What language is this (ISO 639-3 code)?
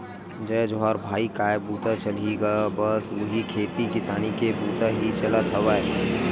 hne